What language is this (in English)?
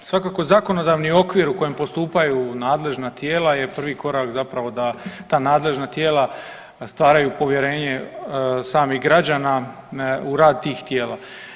Croatian